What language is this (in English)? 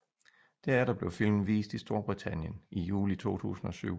Danish